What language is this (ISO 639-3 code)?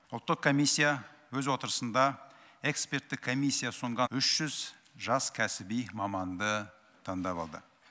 kaz